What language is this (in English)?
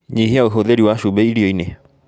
Kikuyu